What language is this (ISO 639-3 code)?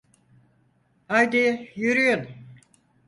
tur